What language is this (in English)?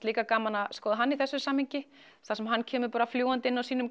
Icelandic